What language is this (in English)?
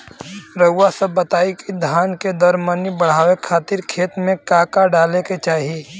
Bhojpuri